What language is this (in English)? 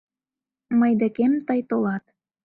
Mari